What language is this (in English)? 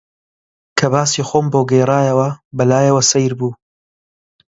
Central Kurdish